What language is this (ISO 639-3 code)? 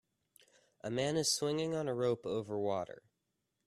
eng